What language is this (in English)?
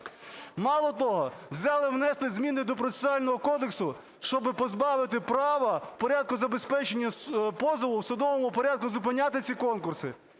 Ukrainian